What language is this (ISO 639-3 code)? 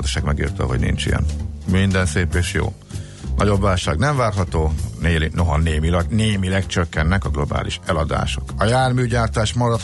hun